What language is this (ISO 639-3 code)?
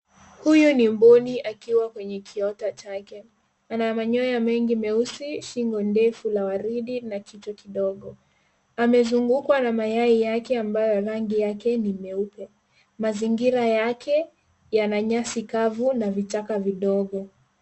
swa